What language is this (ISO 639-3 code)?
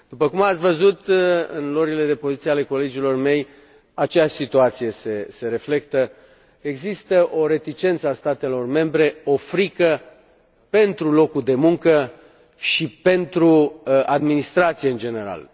ron